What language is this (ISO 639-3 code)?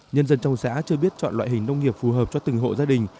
vie